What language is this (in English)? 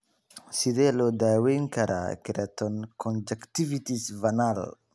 Somali